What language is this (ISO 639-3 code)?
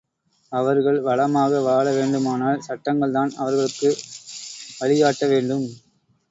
tam